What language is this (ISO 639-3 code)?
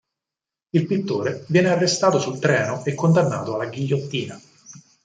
ita